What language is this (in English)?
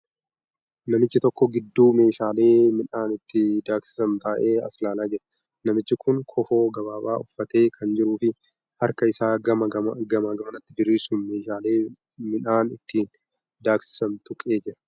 Oromo